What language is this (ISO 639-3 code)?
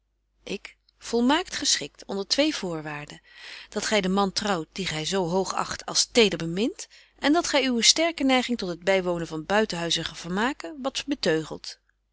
nld